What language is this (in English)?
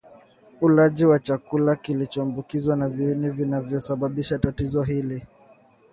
Swahili